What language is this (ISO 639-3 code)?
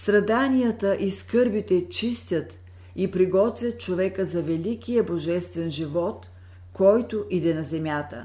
bul